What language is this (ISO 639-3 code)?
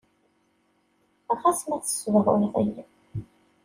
kab